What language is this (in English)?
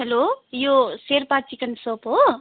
Nepali